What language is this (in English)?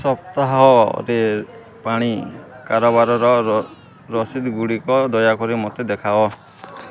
Odia